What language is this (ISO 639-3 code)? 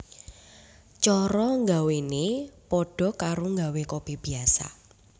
jav